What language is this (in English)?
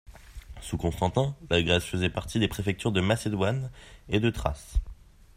French